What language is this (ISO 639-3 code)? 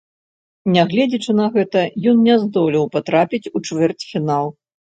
bel